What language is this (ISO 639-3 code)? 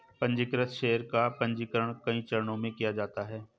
hin